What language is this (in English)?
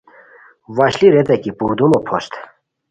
Khowar